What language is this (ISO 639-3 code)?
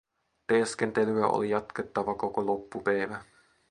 fin